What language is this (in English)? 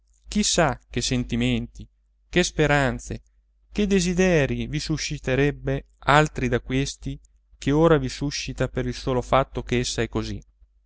Italian